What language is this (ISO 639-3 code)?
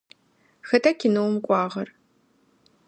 ady